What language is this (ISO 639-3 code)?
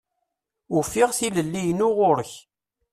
kab